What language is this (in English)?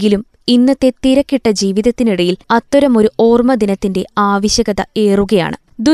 Malayalam